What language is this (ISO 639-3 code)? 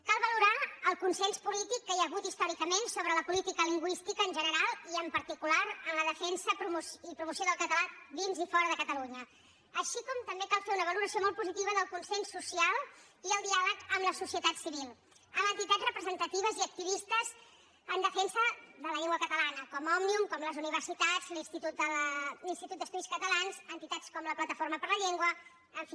cat